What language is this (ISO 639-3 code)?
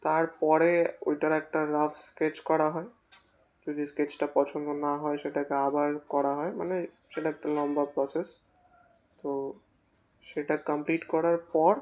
ben